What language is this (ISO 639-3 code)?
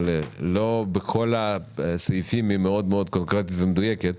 heb